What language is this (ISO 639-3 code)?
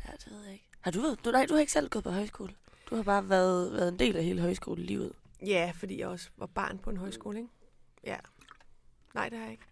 dan